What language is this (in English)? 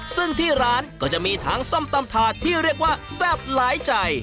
Thai